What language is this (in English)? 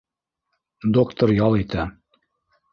Bashkir